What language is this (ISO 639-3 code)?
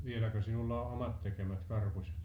fin